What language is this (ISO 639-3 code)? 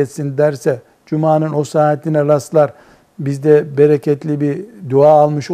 tur